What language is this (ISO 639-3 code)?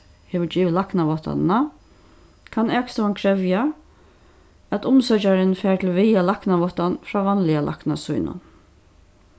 fao